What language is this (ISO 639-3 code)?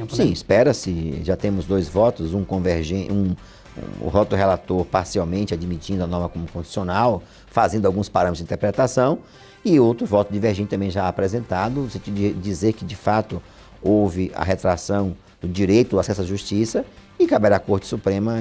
por